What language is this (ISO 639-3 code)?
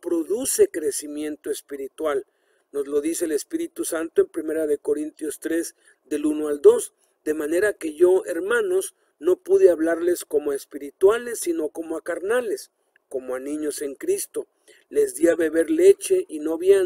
spa